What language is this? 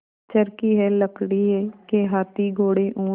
Hindi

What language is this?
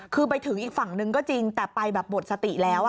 Thai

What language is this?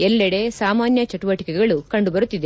Kannada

